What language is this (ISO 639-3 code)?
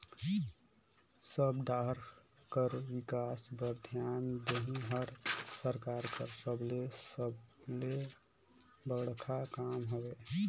hne